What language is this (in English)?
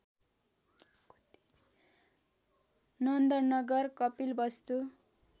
Nepali